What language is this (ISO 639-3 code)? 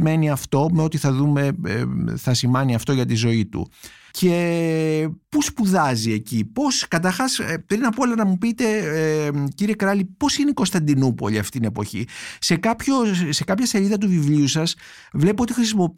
ell